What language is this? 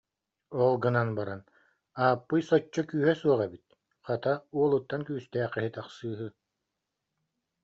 Yakut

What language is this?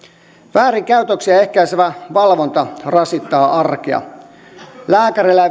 Finnish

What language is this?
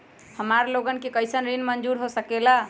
Magahi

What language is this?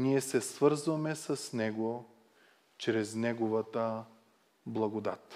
Bulgarian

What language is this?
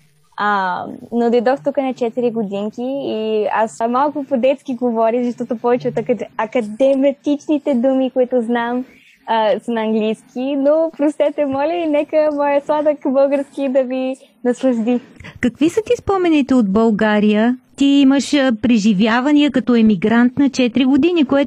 Bulgarian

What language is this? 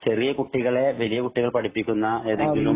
Malayalam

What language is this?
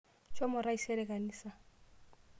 Masai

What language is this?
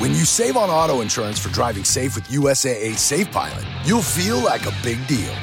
Filipino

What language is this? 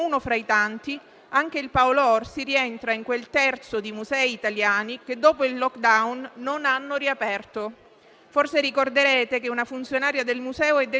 Italian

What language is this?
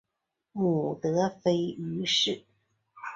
Chinese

